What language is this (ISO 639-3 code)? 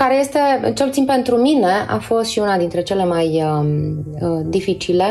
ron